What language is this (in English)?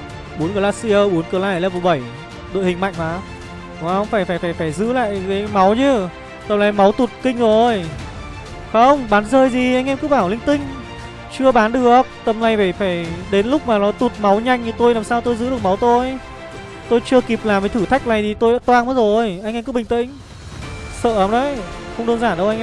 Vietnamese